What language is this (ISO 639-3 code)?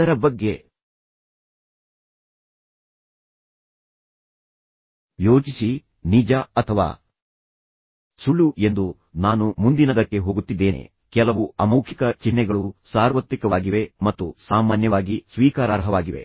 kan